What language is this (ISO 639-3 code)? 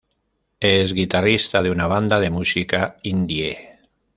spa